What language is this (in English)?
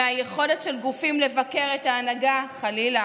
Hebrew